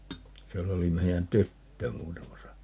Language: Finnish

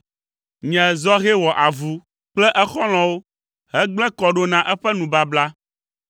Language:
Ewe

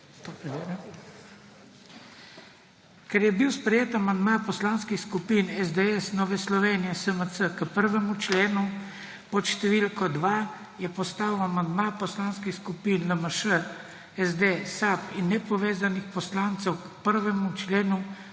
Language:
Slovenian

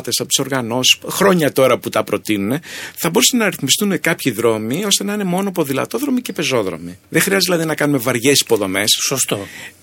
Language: Greek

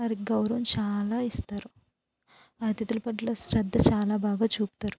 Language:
Telugu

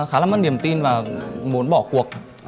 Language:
Vietnamese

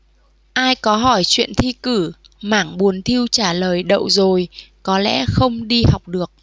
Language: Vietnamese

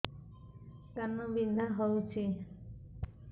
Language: Odia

